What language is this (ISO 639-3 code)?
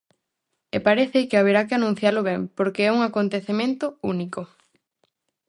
glg